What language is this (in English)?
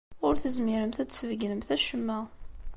Kabyle